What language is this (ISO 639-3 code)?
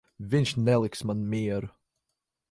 lav